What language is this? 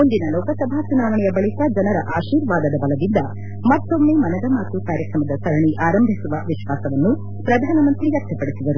Kannada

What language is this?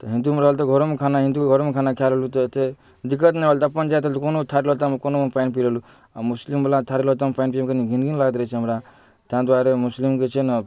Maithili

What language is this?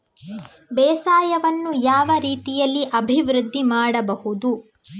Kannada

